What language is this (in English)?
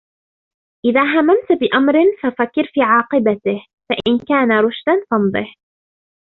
Arabic